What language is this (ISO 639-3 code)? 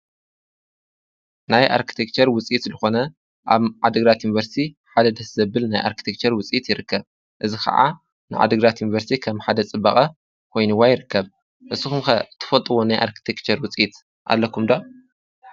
tir